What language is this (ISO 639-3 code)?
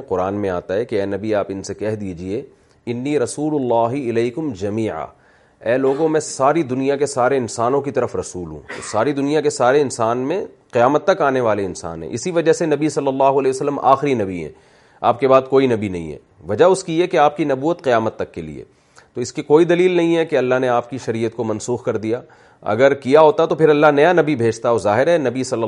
urd